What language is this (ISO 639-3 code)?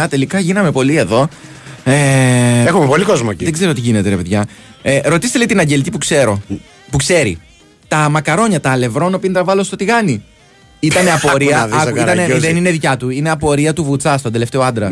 ell